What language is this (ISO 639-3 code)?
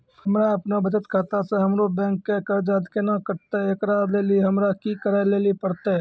mai